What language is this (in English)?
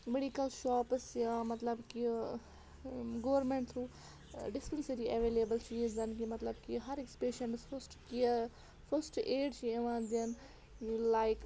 Kashmiri